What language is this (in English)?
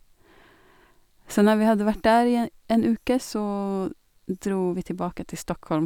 Norwegian